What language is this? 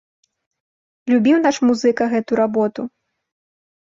Belarusian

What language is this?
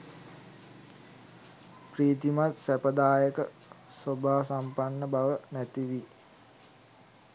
Sinhala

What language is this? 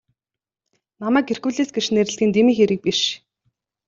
Mongolian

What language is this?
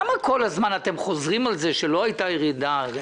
Hebrew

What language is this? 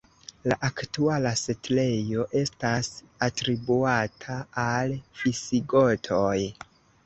Esperanto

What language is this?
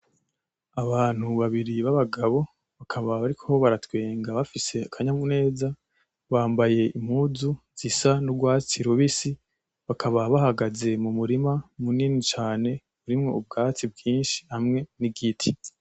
Rundi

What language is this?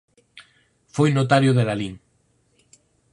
Galician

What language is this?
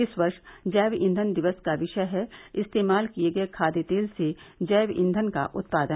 Hindi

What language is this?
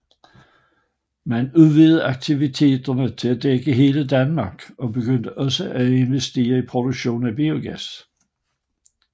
Danish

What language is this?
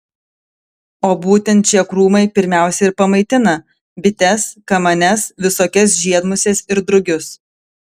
Lithuanian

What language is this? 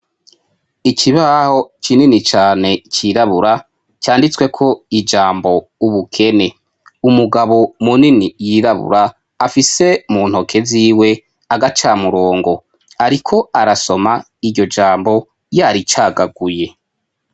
Rundi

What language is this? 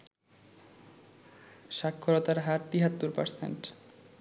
Bangla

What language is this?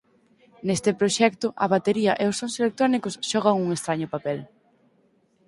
Galician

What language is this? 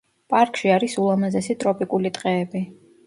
Georgian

